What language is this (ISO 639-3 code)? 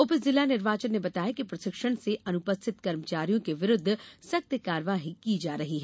hin